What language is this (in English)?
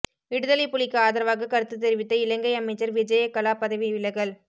Tamil